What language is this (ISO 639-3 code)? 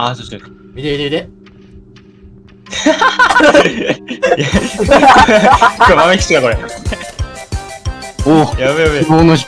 jpn